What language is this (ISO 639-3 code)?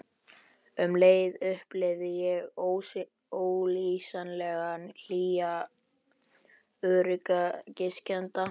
isl